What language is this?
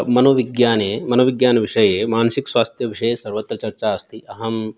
Sanskrit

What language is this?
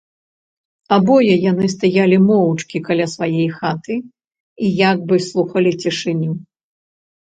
Belarusian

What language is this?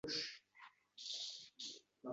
Uzbek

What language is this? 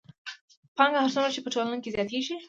Pashto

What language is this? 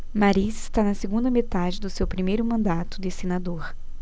Portuguese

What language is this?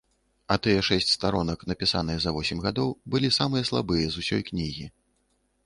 Belarusian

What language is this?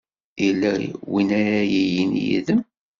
Kabyle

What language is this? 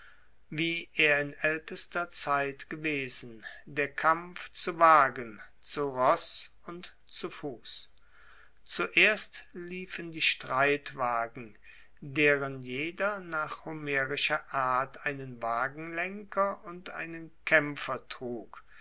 German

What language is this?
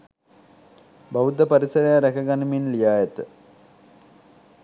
Sinhala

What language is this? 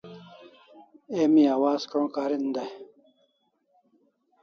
Kalasha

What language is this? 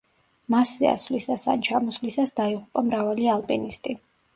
Georgian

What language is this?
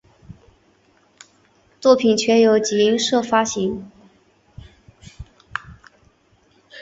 Chinese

